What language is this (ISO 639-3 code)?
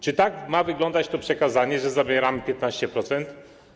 pol